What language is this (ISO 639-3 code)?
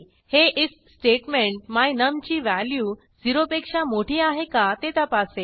mar